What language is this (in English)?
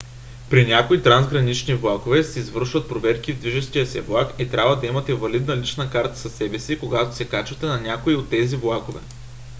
Bulgarian